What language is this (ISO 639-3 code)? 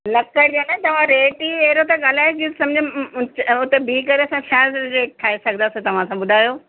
snd